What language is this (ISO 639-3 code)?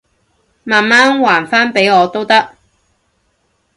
yue